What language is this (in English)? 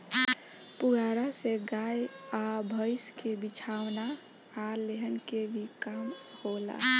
Bhojpuri